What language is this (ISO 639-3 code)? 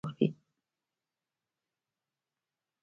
pus